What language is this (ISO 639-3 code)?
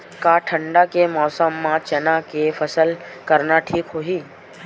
hne